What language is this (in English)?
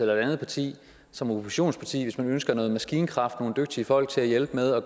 Danish